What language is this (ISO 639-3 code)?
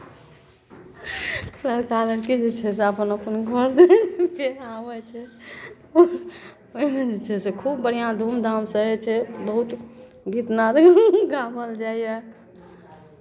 mai